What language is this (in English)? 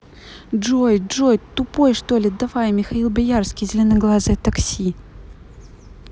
Russian